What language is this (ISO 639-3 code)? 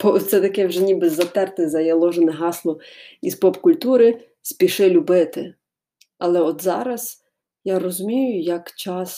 ukr